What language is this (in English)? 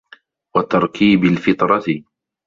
Arabic